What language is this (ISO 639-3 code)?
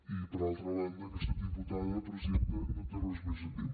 cat